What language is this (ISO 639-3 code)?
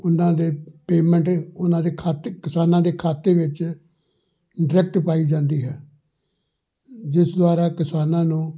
pan